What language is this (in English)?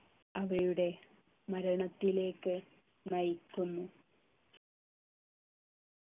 Malayalam